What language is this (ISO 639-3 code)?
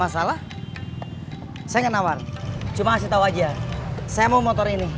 ind